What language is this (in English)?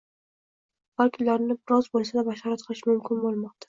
Uzbek